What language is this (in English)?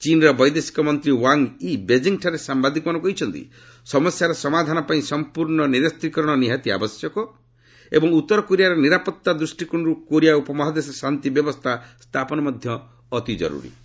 Odia